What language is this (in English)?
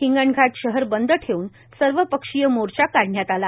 Marathi